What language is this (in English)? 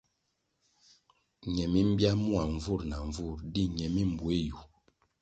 Kwasio